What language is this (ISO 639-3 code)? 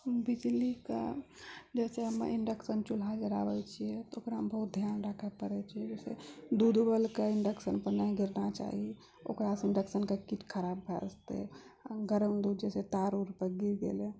mai